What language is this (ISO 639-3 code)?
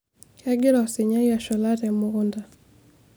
mas